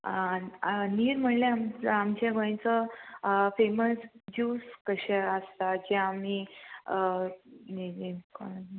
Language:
Konkani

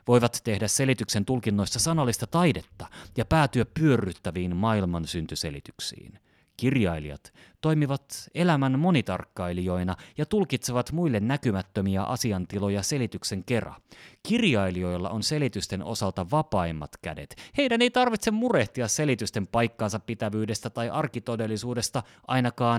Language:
Finnish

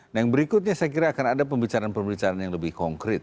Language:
Indonesian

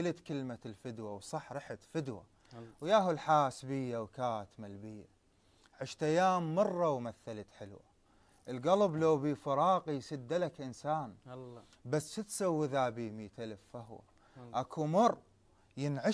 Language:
Arabic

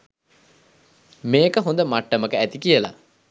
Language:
Sinhala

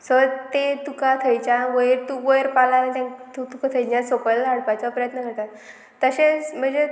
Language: Konkani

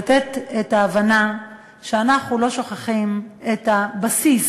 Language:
Hebrew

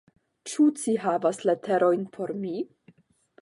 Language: Esperanto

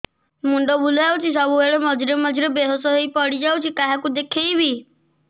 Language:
Odia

